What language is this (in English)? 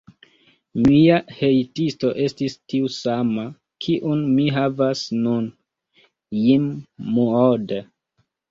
Esperanto